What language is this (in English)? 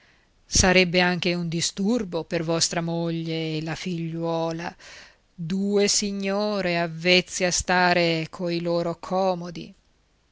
Italian